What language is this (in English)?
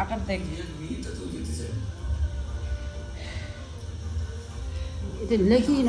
Turkish